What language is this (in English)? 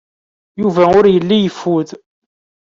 Kabyle